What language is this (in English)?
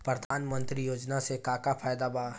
Bhojpuri